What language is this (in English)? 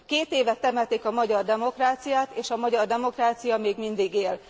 Hungarian